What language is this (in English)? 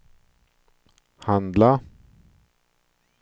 Swedish